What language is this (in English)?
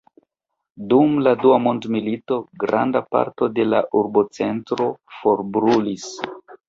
Esperanto